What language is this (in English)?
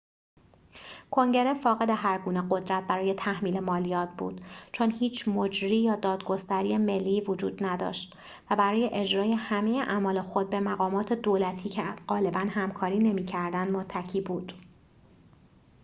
Persian